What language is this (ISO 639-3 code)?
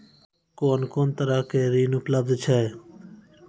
mai